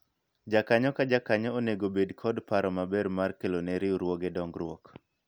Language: Luo (Kenya and Tanzania)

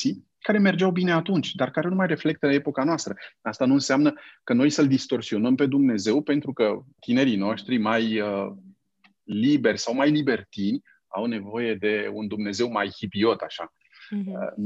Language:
Romanian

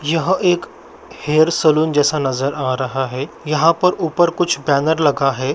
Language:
Magahi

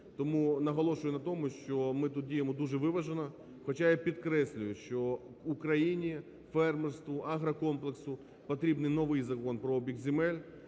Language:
Ukrainian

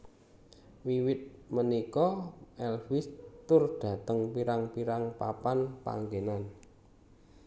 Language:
Javanese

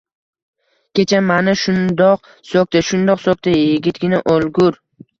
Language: Uzbek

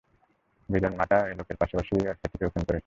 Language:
Bangla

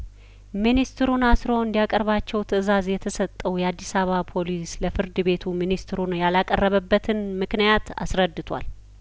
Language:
Amharic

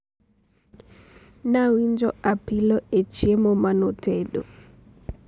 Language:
Luo (Kenya and Tanzania)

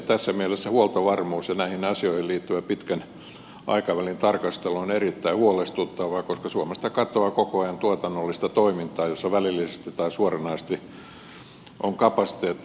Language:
Finnish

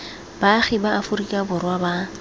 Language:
Tswana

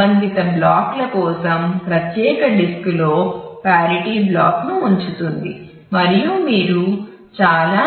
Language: Telugu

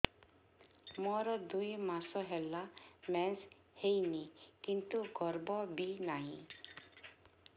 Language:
Odia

